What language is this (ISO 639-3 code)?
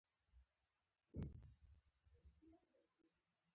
pus